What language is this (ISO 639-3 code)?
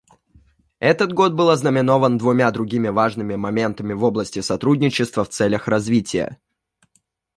rus